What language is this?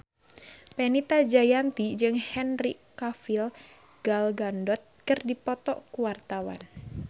Sundanese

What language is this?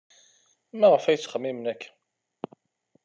Kabyle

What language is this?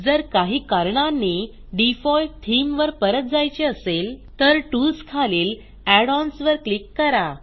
Marathi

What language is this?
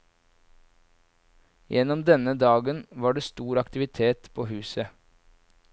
Norwegian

